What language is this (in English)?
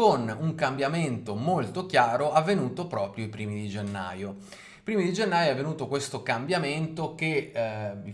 Italian